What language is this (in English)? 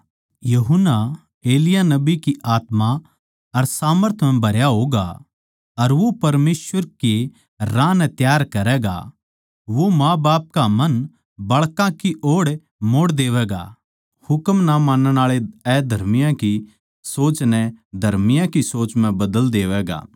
Haryanvi